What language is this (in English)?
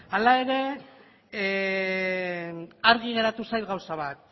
Basque